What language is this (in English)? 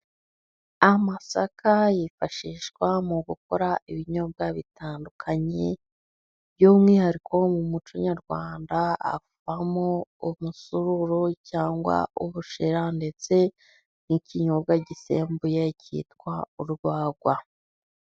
Kinyarwanda